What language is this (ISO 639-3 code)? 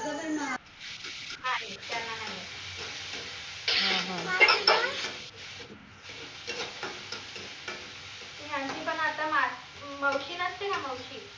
mar